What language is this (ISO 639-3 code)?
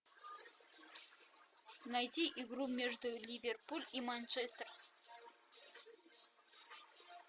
rus